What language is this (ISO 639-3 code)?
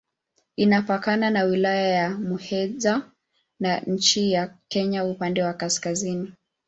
swa